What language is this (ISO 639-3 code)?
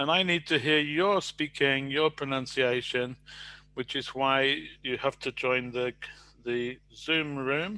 eng